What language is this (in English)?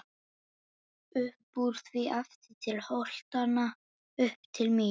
Icelandic